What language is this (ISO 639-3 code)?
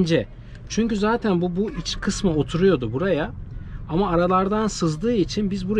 tur